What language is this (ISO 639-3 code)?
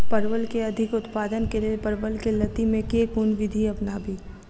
mai